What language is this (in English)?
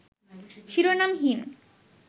Bangla